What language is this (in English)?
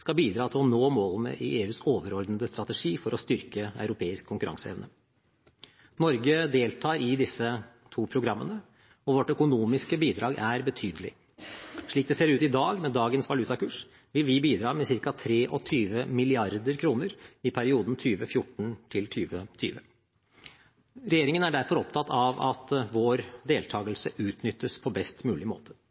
Norwegian Bokmål